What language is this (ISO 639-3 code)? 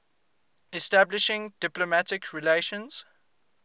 eng